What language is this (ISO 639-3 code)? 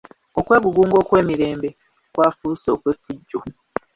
lug